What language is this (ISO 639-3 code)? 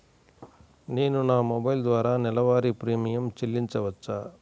tel